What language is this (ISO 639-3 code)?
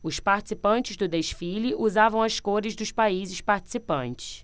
por